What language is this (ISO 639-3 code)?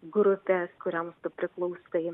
lit